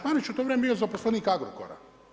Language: Croatian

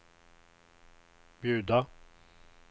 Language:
Swedish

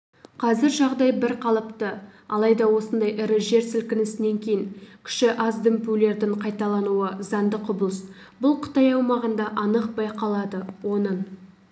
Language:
Kazakh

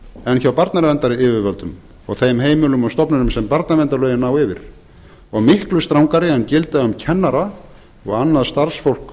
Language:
Icelandic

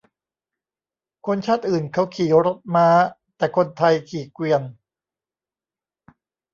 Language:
Thai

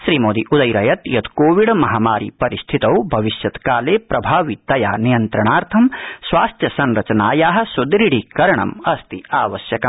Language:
Sanskrit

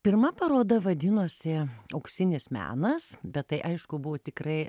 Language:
Lithuanian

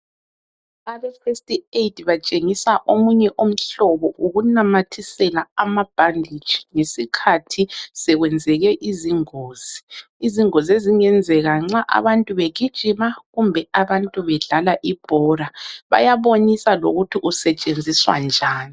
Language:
North Ndebele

